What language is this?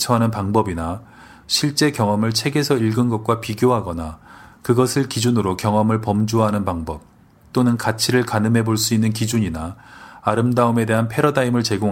Korean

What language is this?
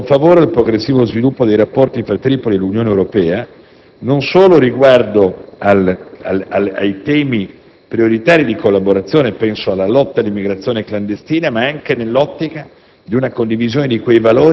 Italian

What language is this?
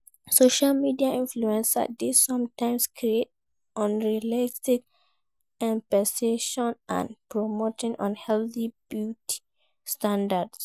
Nigerian Pidgin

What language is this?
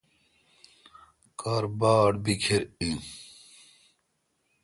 Kalkoti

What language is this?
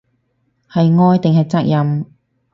Cantonese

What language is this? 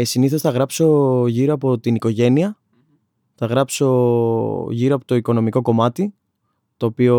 Greek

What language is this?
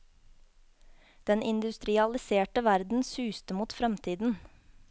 Norwegian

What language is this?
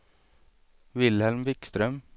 Swedish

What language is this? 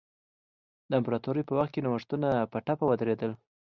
Pashto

